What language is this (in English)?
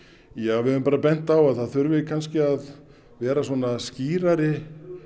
Icelandic